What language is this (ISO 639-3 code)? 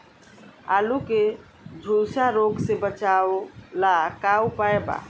bho